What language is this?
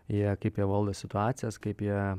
Lithuanian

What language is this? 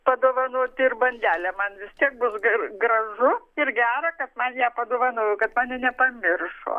Lithuanian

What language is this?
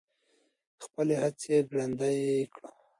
Pashto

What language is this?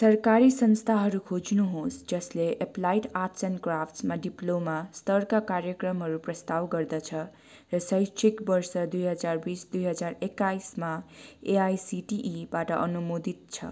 Nepali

